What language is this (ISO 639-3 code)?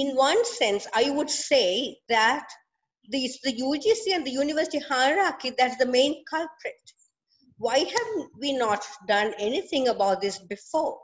eng